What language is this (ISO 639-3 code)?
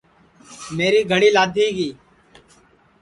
ssi